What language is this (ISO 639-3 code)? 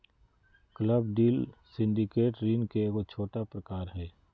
mag